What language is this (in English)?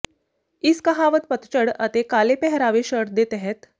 Punjabi